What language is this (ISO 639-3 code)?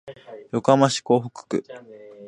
jpn